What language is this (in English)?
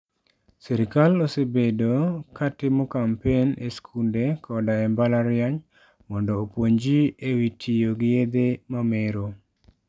Luo (Kenya and Tanzania)